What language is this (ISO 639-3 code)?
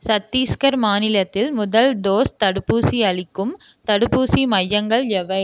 tam